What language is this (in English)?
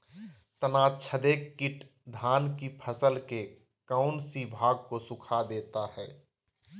Magahi